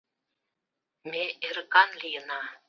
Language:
Mari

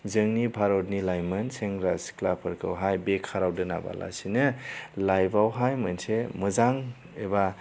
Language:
Bodo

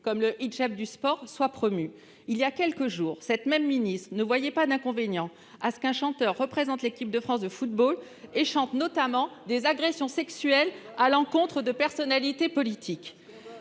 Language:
French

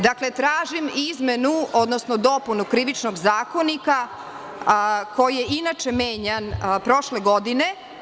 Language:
Serbian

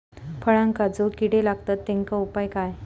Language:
Marathi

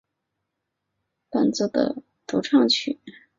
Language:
Chinese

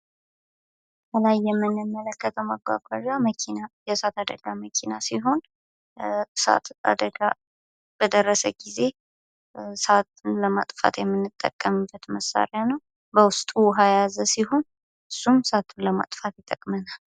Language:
Amharic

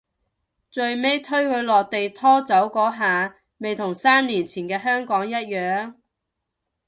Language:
Cantonese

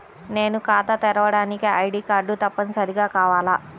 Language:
Telugu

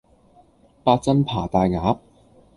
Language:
Cantonese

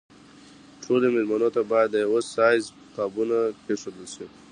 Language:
Pashto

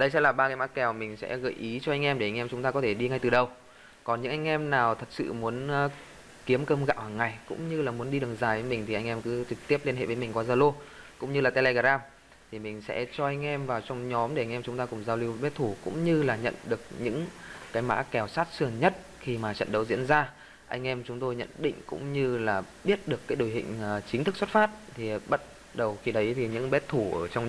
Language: Vietnamese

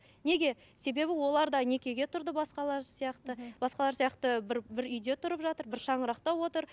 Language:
Kazakh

